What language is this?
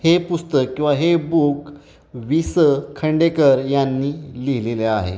Marathi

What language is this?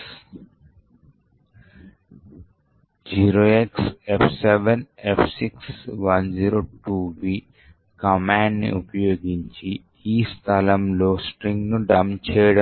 Telugu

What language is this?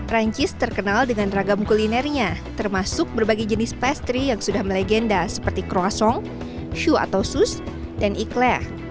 Indonesian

